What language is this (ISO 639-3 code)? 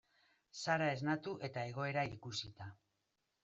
eus